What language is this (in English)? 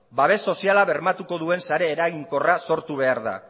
Basque